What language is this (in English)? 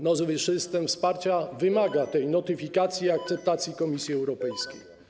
Polish